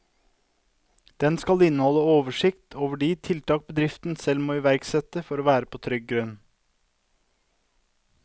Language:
Norwegian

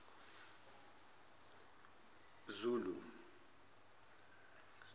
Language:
Zulu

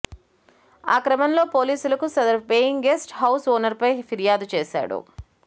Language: Telugu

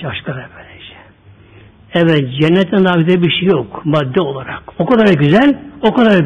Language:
Turkish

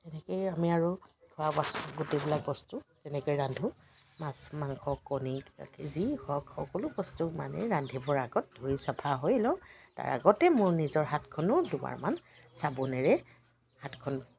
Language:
Assamese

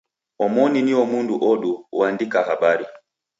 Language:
Taita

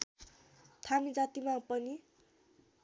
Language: Nepali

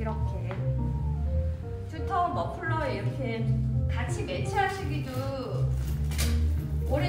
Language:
Korean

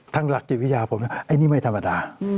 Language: Thai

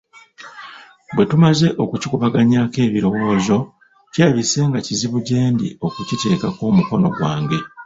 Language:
Ganda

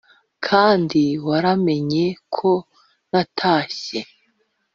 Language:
Kinyarwanda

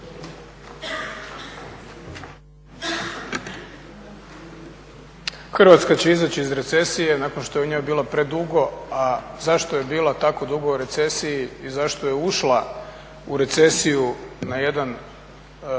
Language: Croatian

